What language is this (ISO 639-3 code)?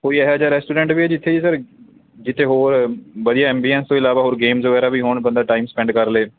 pan